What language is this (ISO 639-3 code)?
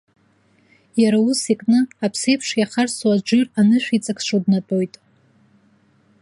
abk